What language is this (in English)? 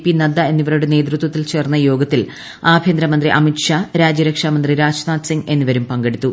Malayalam